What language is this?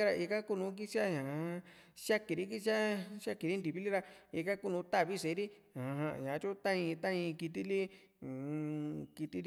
Juxtlahuaca Mixtec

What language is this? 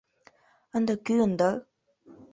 Mari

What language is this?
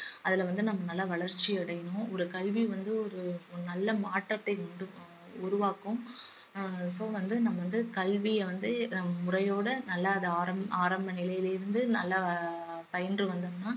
Tamil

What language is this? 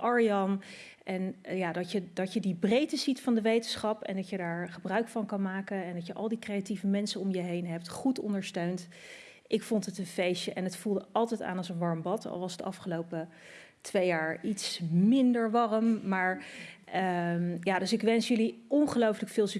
Dutch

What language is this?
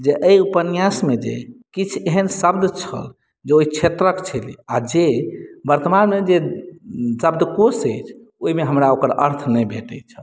Maithili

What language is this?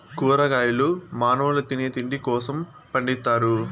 Telugu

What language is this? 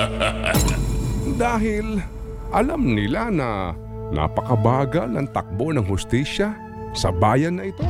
Filipino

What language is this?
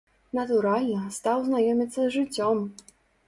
Belarusian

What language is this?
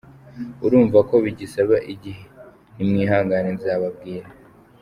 Kinyarwanda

